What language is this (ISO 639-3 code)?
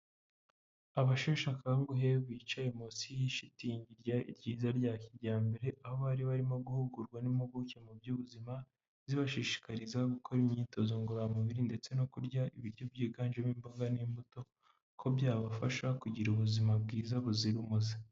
kin